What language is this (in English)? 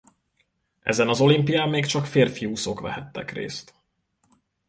Hungarian